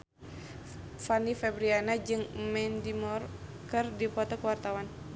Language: Sundanese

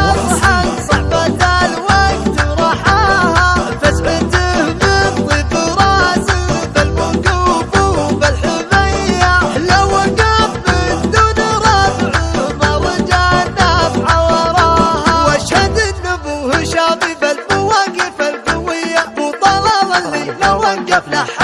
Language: Arabic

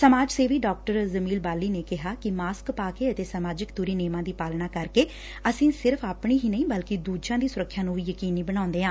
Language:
Punjabi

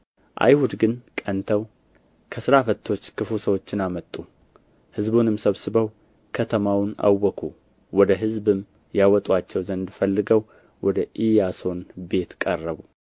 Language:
Amharic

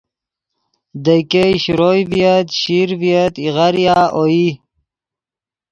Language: Yidgha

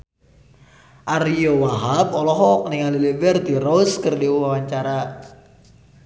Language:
Sundanese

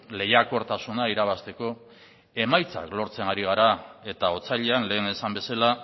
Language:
Basque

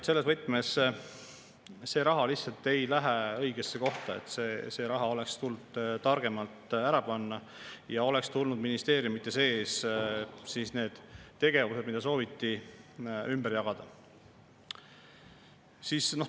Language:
Estonian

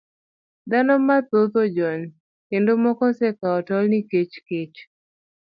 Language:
Luo (Kenya and Tanzania)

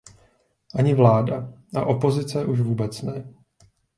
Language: Czech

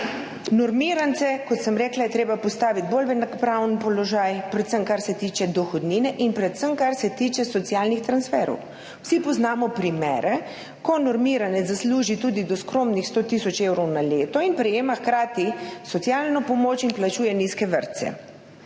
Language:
Slovenian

